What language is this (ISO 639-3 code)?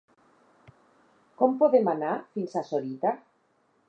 cat